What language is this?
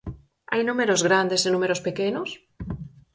Galician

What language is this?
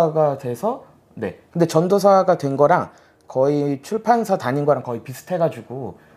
Korean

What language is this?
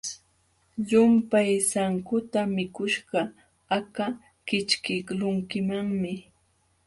Jauja Wanca Quechua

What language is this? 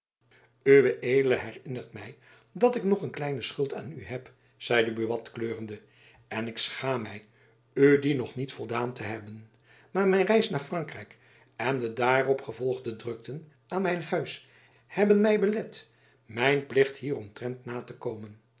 Dutch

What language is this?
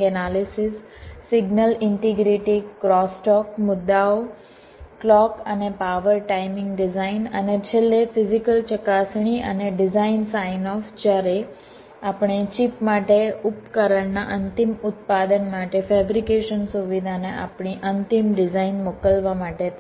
Gujarati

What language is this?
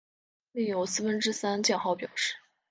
Chinese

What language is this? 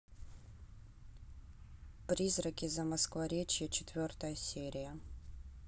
Russian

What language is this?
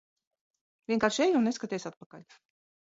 Latvian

